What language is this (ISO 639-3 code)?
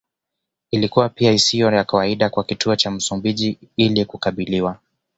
swa